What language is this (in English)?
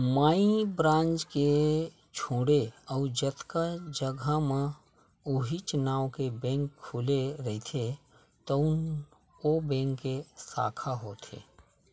Chhattisgarhi